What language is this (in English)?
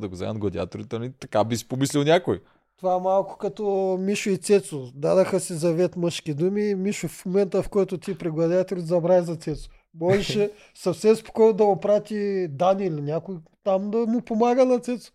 Bulgarian